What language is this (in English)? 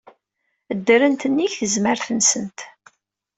Kabyle